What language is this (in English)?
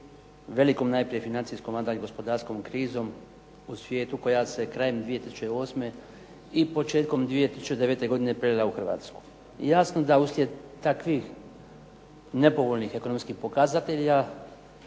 Croatian